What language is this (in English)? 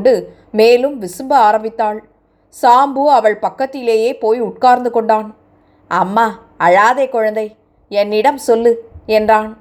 Tamil